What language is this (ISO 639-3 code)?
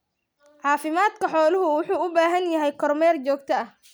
som